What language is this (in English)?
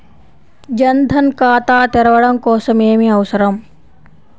Telugu